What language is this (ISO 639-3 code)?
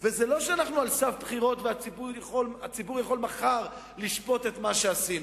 heb